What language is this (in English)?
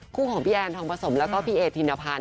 Thai